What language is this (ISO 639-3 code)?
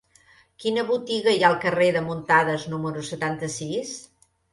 cat